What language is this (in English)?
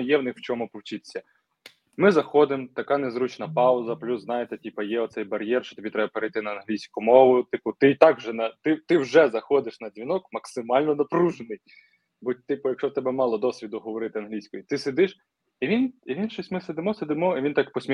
Ukrainian